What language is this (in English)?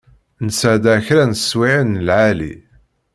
Kabyle